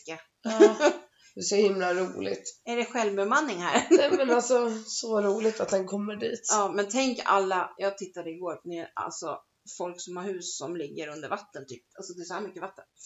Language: Swedish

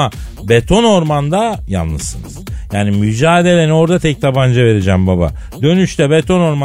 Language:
Turkish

